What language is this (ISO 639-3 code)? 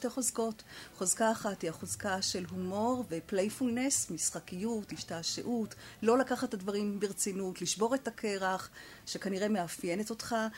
heb